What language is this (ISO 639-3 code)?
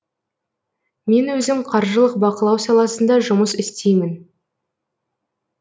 kaz